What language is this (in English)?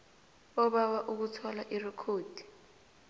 South Ndebele